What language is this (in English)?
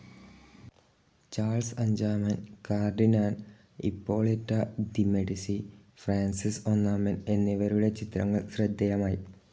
Malayalam